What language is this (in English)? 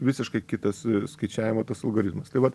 Lithuanian